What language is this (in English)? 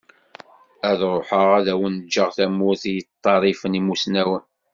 Kabyle